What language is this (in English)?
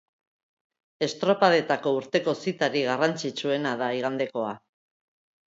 Basque